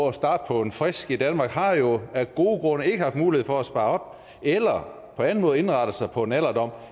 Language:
Danish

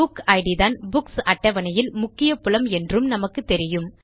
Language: Tamil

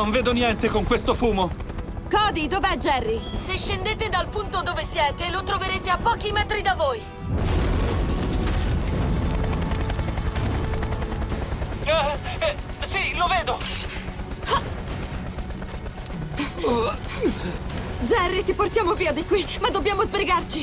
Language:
Italian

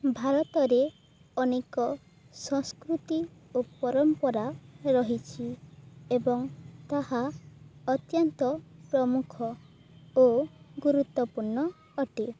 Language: Odia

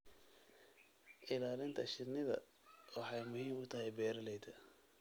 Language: Somali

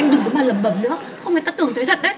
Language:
Vietnamese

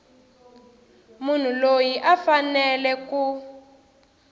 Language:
Tsonga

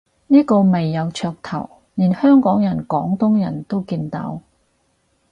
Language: Cantonese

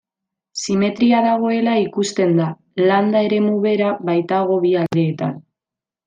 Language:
Basque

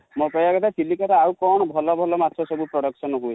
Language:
Odia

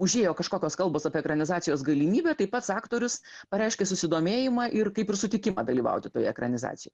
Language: Lithuanian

